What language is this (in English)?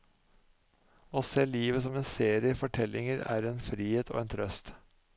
Norwegian